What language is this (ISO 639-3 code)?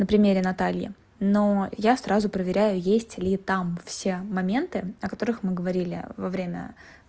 rus